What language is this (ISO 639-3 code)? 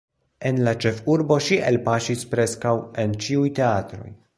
epo